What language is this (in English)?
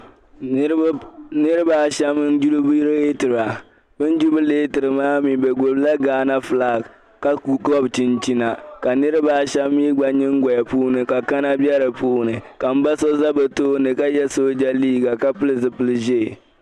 Dagbani